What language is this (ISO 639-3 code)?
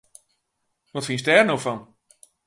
fry